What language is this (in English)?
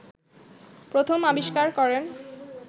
Bangla